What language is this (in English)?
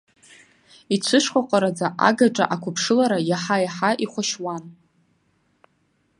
Abkhazian